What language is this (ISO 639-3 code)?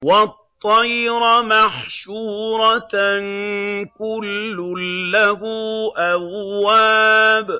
ara